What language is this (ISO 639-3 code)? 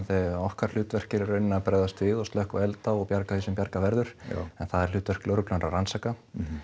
isl